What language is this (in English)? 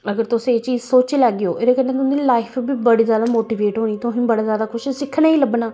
Dogri